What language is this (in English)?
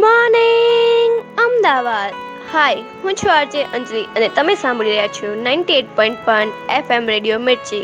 Gujarati